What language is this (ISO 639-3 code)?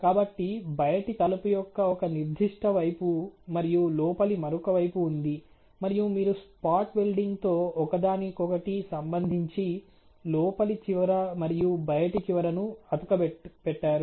tel